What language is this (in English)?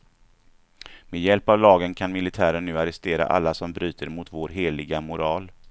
Swedish